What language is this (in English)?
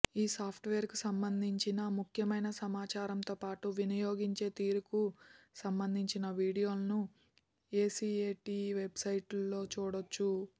Telugu